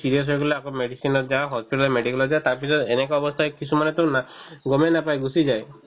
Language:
Assamese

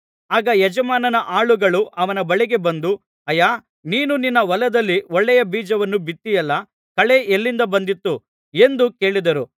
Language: Kannada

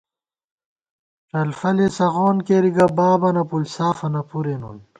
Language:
Gawar-Bati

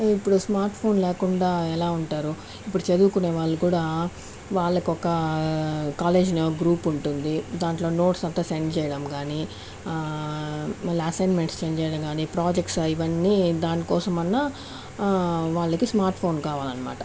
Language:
Telugu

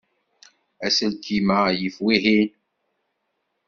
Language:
Kabyle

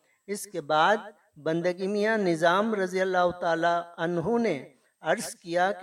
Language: Urdu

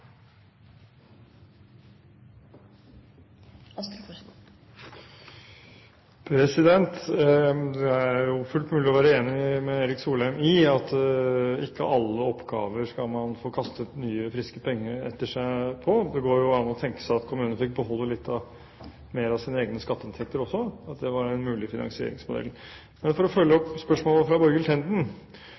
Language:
Norwegian Bokmål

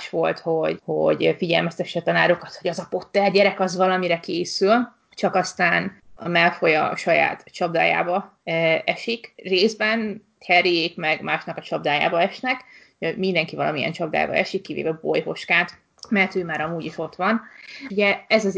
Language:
Hungarian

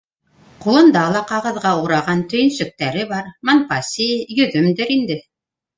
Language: Bashkir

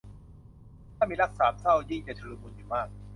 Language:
Thai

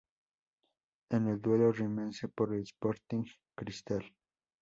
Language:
Spanish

